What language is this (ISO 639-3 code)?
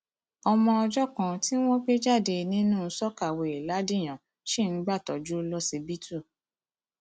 yor